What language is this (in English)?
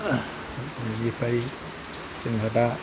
Bodo